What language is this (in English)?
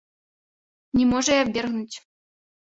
Belarusian